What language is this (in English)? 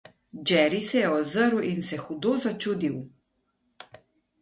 Slovenian